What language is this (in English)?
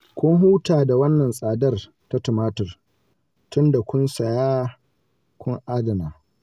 Hausa